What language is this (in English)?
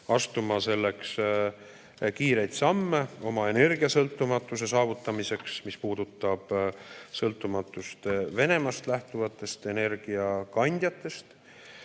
Estonian